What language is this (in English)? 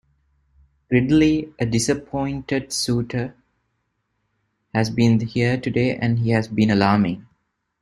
English